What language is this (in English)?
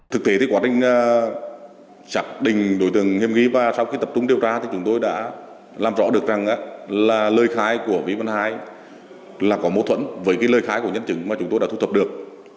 Vietnamese